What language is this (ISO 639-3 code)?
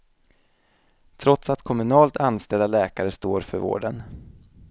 swe